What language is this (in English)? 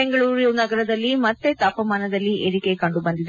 Kannada